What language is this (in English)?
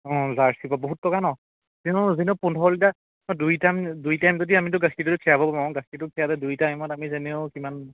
Assamese